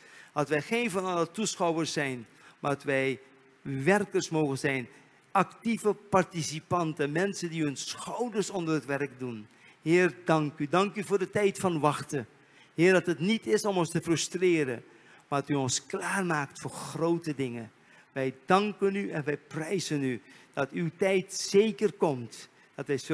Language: Dutch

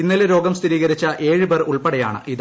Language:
Malayalam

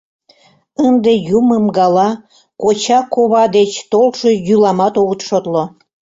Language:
Mari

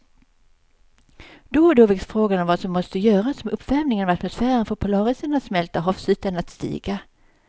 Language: Swedish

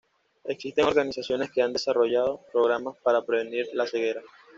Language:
Spanish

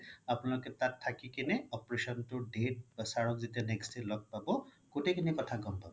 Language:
Assamese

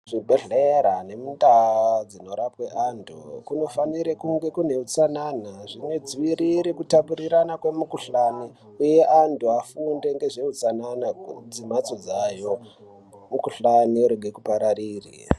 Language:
Ndau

